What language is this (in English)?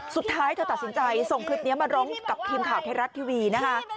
Thai